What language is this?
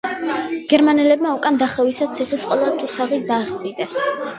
Georgian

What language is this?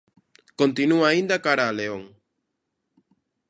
Galician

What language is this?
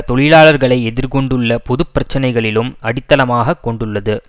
Tamil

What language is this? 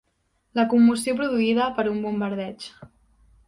Catalan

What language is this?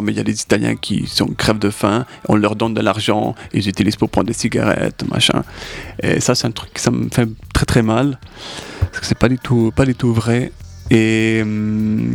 French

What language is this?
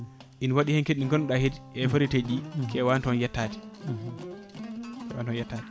Fula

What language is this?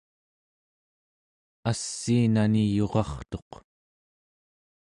Central Yupik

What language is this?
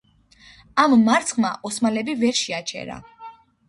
Georgian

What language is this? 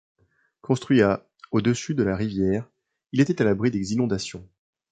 French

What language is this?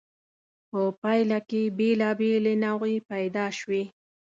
Pashto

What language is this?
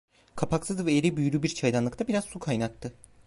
Turkish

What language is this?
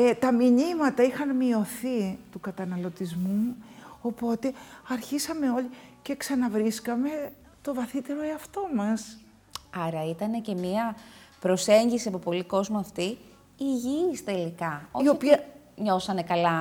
Greek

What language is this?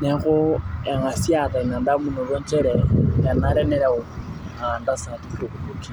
Masai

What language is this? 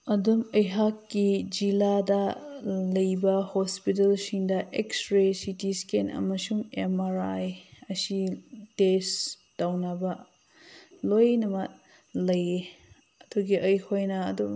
Manipuri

